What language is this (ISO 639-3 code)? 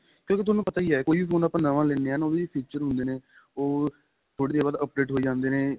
pan